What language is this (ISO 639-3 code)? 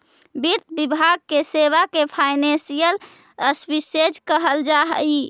mag